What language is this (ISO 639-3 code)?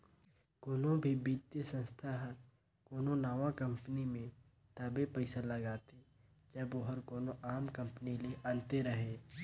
hne